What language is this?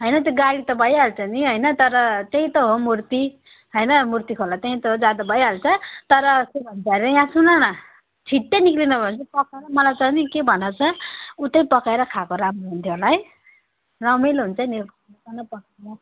Nepali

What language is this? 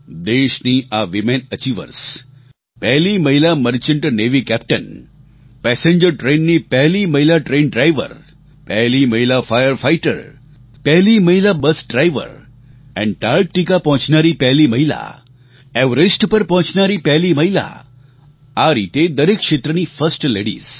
Gujarati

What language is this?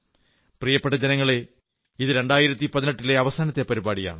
Malayalam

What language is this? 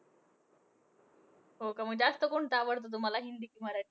Marathi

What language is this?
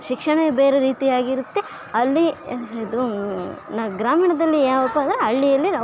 Kannada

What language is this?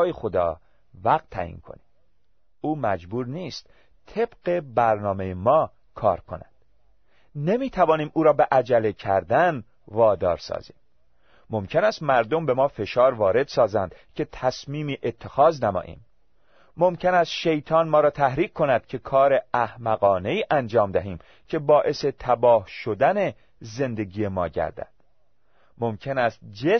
Persian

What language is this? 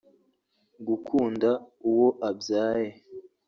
Kinyarwanda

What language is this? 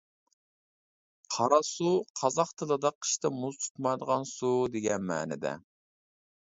Uyghur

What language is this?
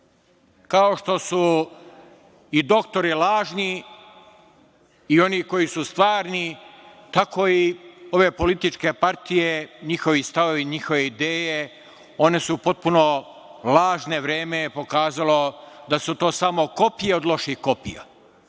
Serbian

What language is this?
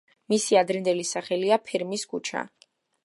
Georgian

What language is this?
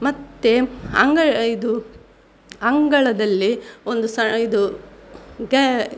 Kannada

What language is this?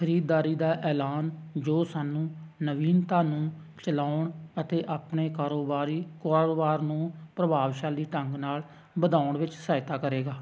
Punjabi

